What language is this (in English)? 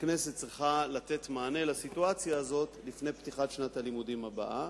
Hebrew